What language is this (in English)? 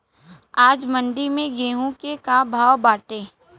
Bhojpuri